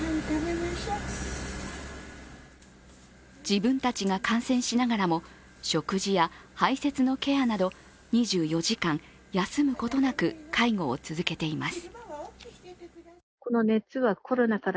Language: Japanese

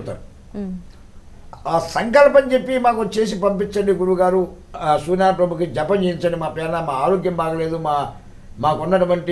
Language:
Indonesian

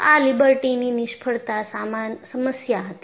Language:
Gujarati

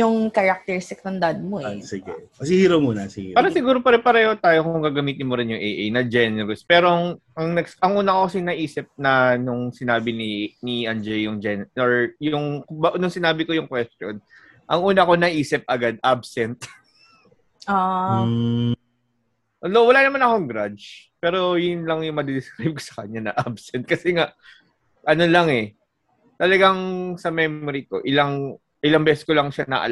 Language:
Filipino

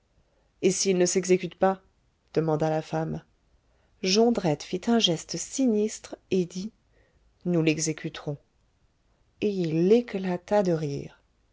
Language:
French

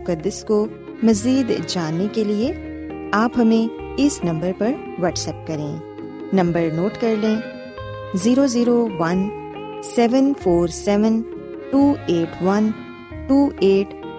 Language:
Urdu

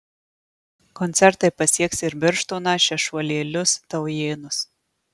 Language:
Lithuanian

